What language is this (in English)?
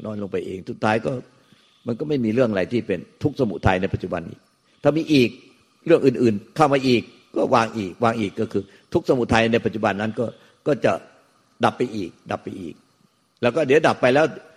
Thai